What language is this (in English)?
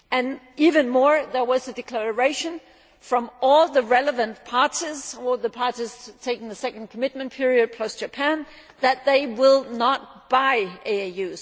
English